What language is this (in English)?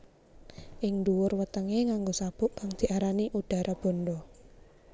Javanese